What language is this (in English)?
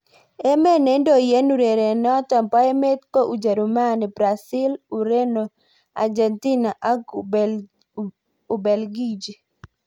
Kalenjin